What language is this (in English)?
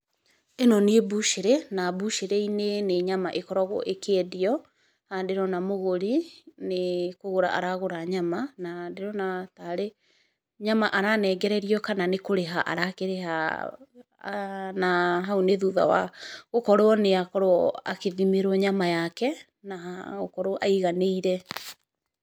Kikuyu